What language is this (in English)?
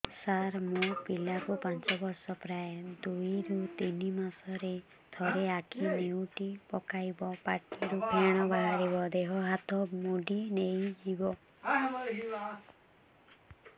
Odia